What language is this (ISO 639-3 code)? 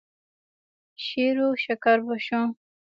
pus